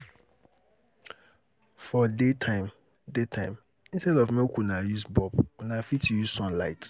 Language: Nigerian Pidgin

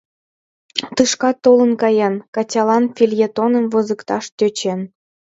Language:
Mari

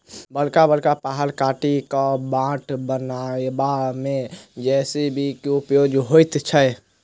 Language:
Maithili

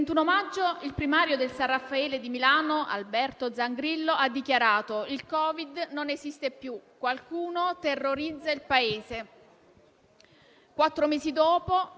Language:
Italian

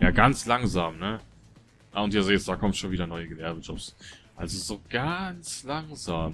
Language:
German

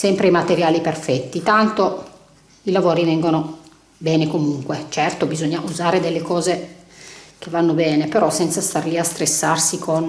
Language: Italian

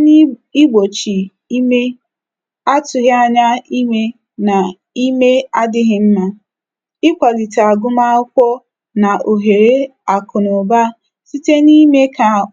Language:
Igbo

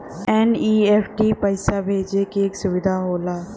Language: Bhojpuri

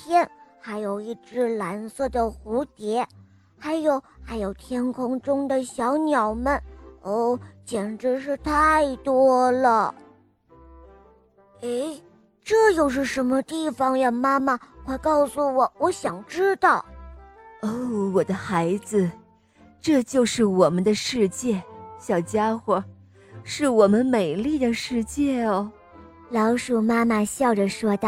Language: Chinese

